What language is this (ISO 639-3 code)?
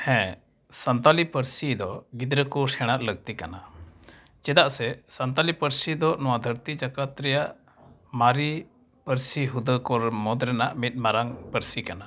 sat